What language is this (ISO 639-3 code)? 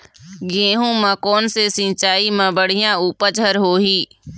hne